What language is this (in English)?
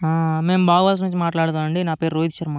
Telugu